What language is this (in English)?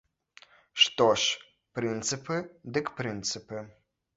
Belarusian